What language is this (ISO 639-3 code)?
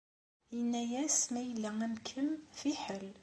kab